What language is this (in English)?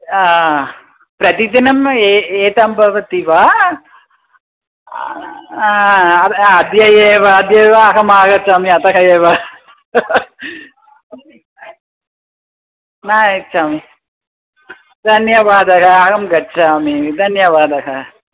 Sanskrit